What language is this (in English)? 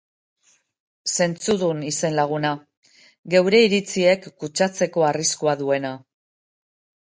Basque